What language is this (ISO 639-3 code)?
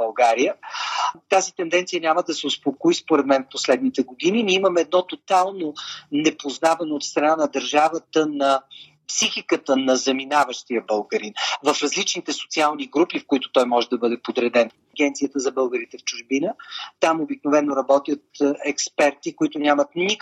bul